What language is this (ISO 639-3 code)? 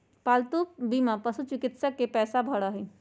mag